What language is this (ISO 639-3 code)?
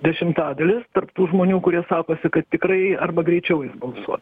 lit